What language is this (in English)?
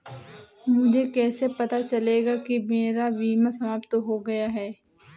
Hindi